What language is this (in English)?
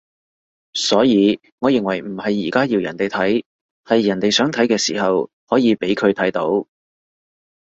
Cantonese